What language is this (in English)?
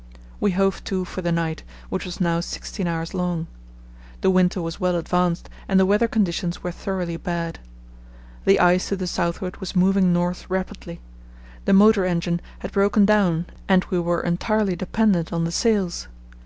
English